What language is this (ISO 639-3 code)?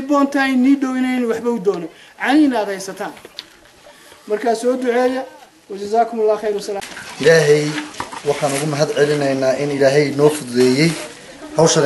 ara